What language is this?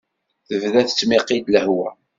Kabyle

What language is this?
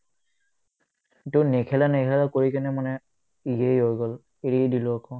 Assamese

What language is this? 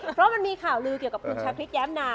Thai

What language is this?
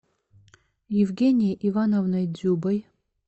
Russian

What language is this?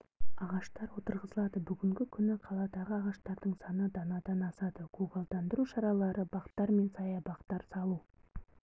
Kazakh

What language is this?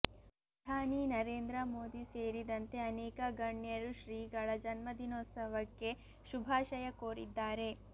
Kannada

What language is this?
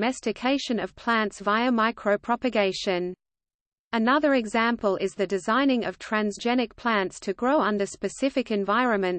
English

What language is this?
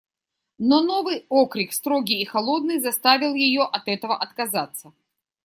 Russian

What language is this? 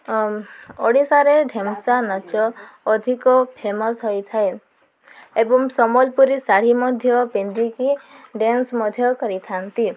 Odia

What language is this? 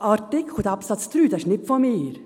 Swiss German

